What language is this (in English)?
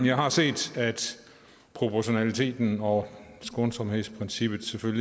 Danish